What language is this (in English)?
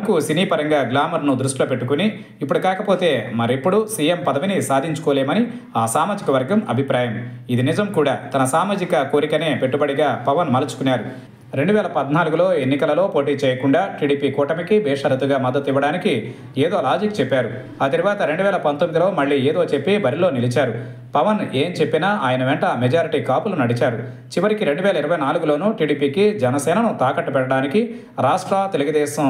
Telugu